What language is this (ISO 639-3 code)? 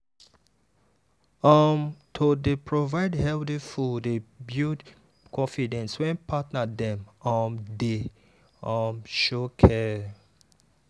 pcm